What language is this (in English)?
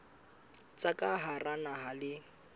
Southern Sotho